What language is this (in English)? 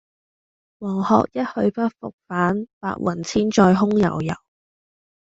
Cantonese